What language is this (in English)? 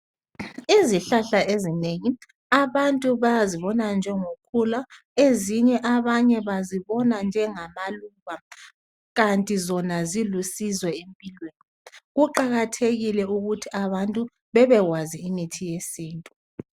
North Ndebele